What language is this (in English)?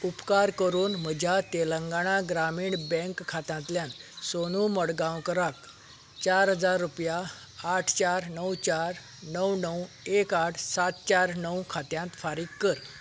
Konkani